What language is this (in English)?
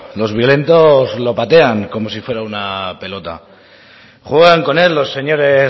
Spanish